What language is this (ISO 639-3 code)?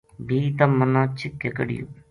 gju